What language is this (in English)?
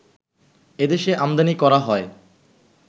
Bangla